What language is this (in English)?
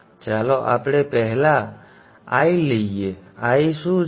Gujarati